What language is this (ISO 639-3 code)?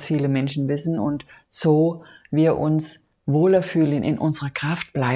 deu